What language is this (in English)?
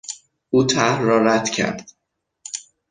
Persian